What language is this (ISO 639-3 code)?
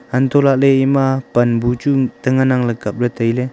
nnp